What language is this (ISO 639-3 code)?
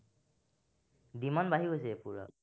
asm